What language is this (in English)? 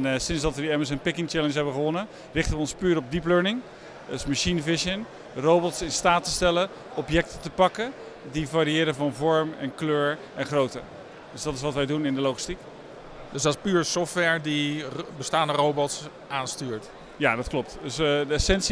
Dutch